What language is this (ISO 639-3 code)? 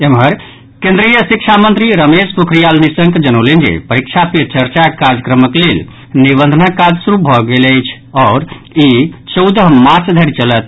mai